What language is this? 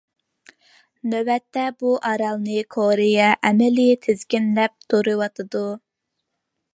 Uyghur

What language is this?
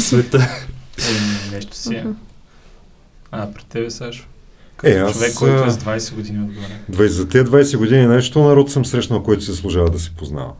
Bulgarian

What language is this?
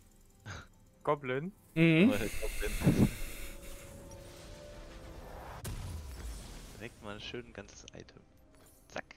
German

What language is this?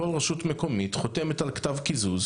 Hebrew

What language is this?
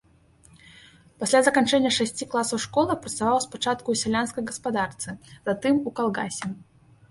Belarusian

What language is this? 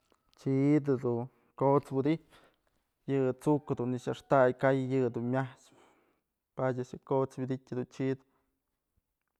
Mazatlán Mixe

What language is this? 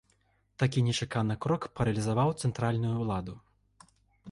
Belarusian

